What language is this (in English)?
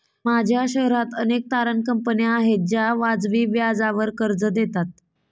Marathi